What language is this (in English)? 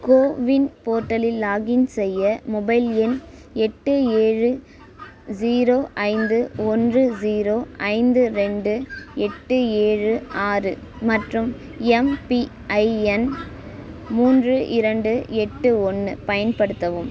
Tamil